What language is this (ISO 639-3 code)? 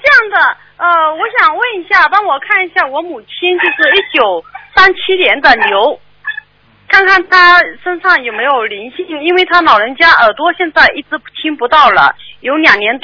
zho